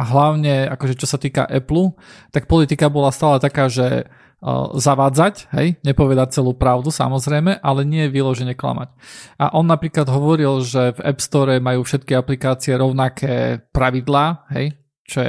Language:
Slovak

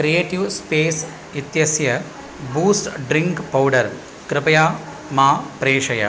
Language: Sanskrit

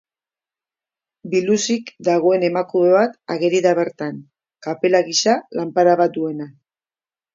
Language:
Basque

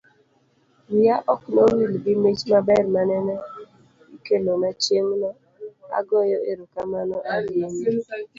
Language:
Luo (Kenya and Tanzania)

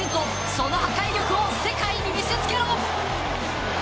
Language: Japanese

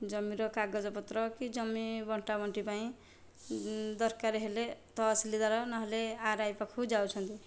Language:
Odia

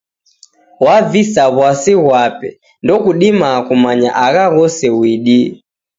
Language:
Taita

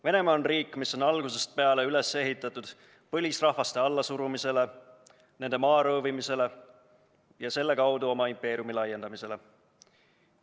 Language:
Estonian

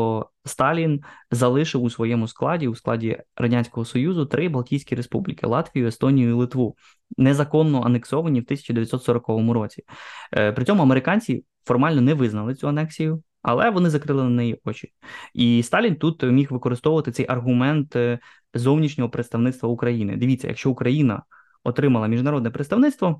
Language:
Ukrainian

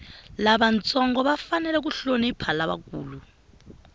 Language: Tsonga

